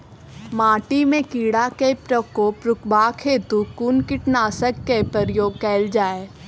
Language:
Maithili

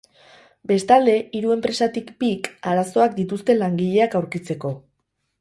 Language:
Basque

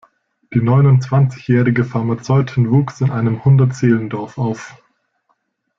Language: German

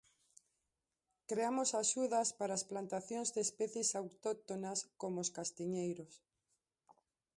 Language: Galician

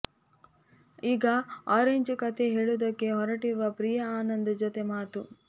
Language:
Kannada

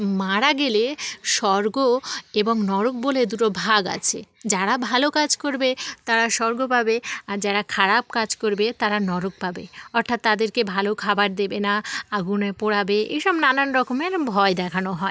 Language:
Bangla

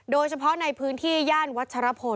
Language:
Thai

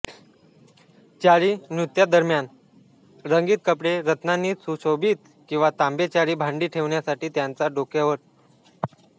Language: Marathi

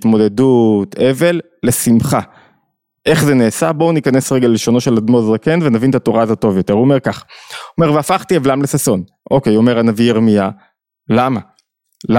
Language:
Hebrew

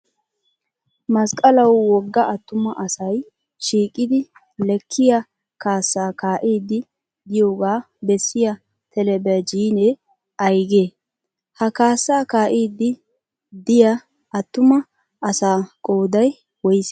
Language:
Wolaytta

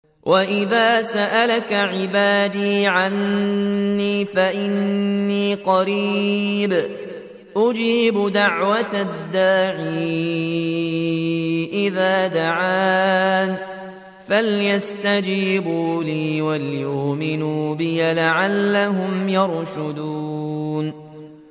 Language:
Arabic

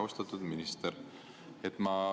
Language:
Estonian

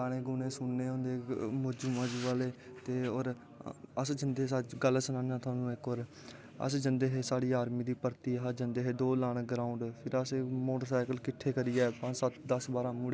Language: Dogri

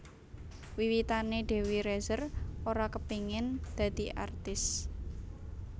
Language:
Javanese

